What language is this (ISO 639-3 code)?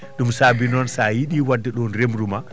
ful